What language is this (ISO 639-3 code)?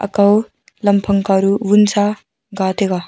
nnp